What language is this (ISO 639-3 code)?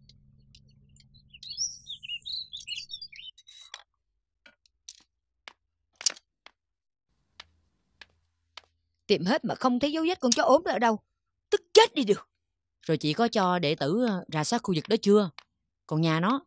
vie